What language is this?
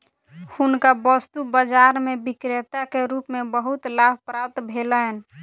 Maithili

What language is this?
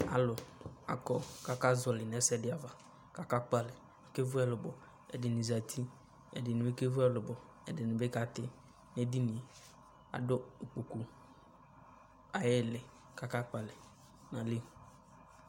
Ikposo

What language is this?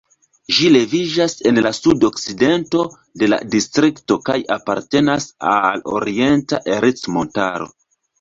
Esperanto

